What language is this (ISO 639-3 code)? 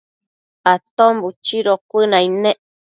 mcf